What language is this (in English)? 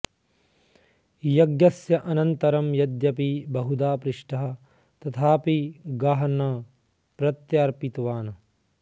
Sanskrit